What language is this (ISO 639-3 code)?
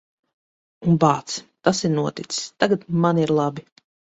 lav